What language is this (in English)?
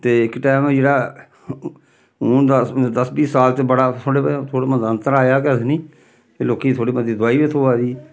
Dogri